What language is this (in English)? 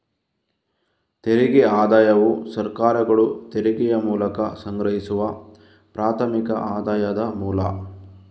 Kannada